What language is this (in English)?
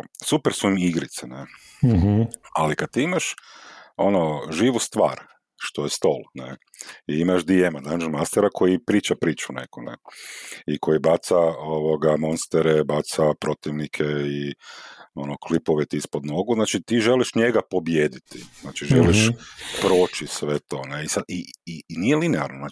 Croatian